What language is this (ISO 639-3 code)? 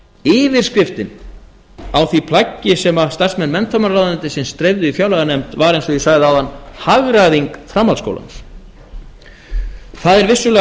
isl